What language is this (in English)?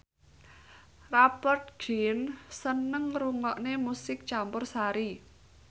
Javanese